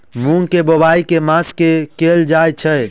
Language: Maithili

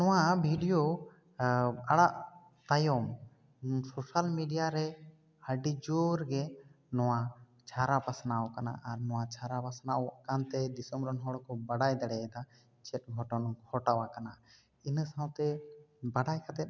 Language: Santali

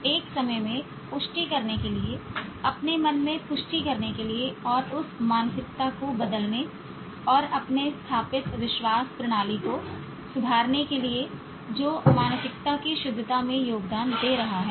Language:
Hindi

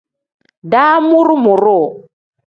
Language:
Tem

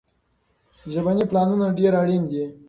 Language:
Pashto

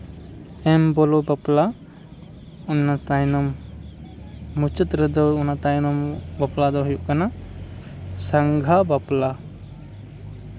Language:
Santali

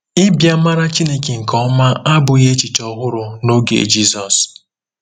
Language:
Igbo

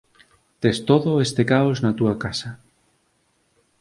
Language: Galician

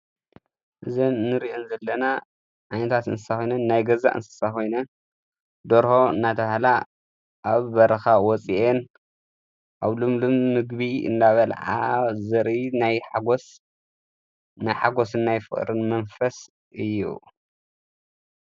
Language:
Tigrinya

